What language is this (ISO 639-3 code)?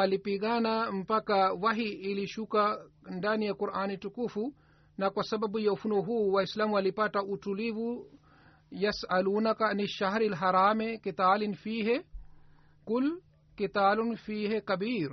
swa